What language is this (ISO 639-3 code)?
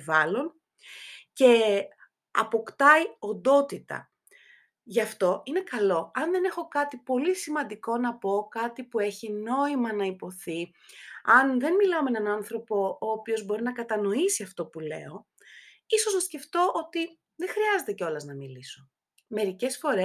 ell